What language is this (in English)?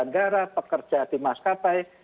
Indonesian